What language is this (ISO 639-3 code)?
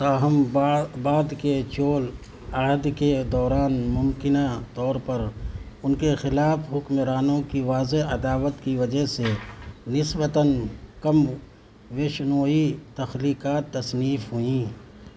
urd